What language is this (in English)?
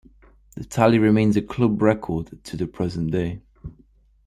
English